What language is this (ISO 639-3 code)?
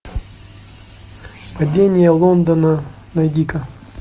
rus